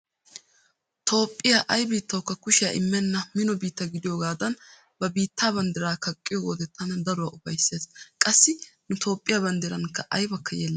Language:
Wolaytta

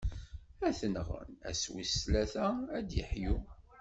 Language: Kabyle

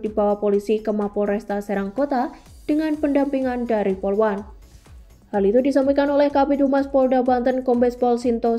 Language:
Indonesian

